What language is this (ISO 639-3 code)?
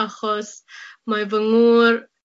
cym